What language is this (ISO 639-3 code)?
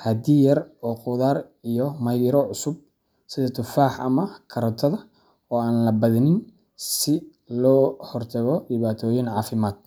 som